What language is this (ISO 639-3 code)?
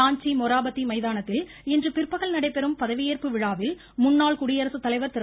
tam